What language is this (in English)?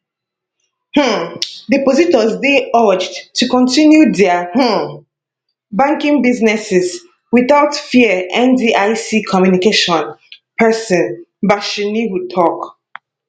Nigerian Pidgin